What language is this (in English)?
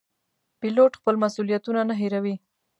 Pashto